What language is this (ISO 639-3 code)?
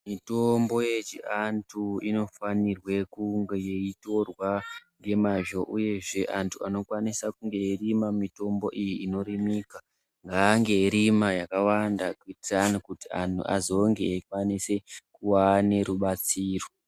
ndc